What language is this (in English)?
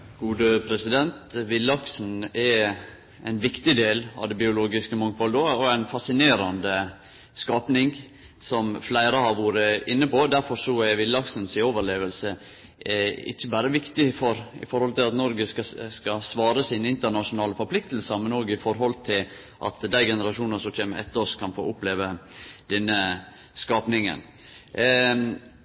Norwegian Nynorsk